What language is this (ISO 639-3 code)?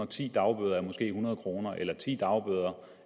dan